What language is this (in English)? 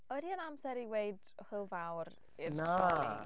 Welsh